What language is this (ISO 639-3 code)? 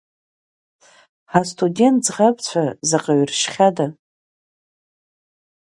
abk